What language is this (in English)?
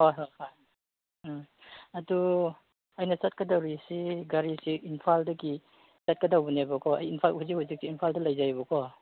Manipuri